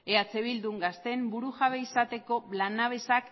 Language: Basque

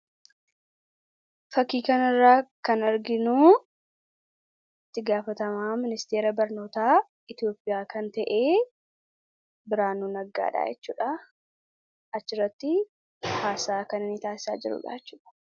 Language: Oromo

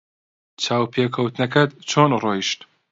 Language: Central Kurdish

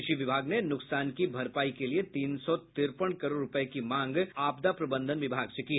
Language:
Hindi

